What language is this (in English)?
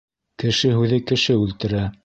Bashkir